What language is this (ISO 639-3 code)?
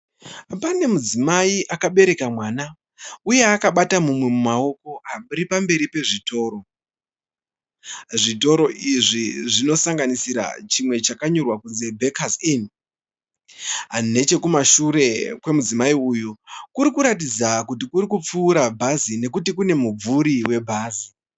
sna